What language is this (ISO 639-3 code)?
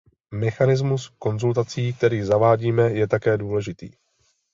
ces